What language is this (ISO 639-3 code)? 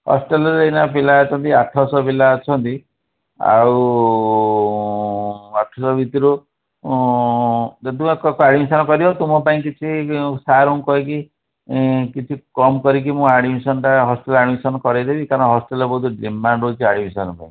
ori